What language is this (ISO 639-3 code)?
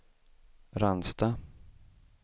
swe